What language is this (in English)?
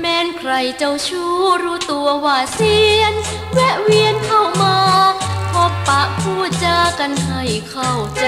Thai